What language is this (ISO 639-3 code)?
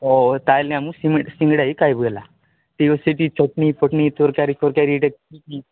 ori